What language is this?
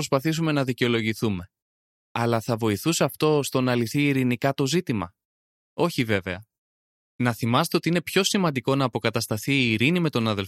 Greek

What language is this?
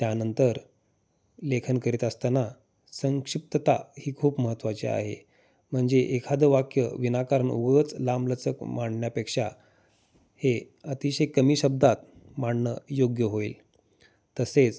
Marathi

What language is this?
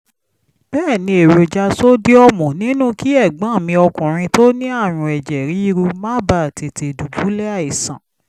Yoruba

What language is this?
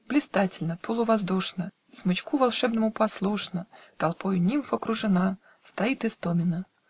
Russian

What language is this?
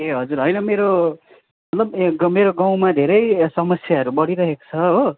Nepali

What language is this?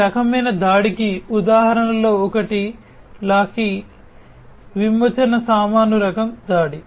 Telugu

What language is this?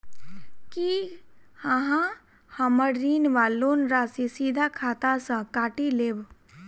Maithili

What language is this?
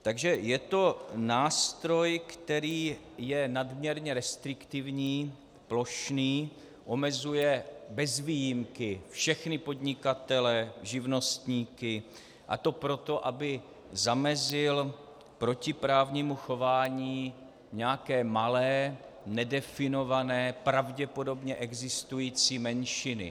Czech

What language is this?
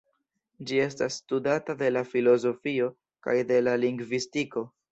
Esperanto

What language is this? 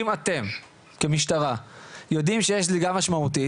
Hebrew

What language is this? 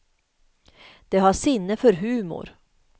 Swedish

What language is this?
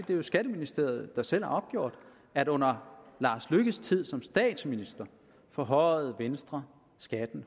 Danish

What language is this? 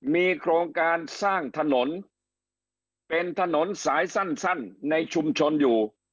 Thai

